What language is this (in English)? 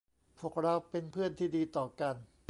Thai